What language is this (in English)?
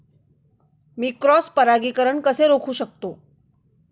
Marathi